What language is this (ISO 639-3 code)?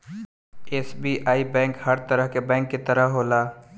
bho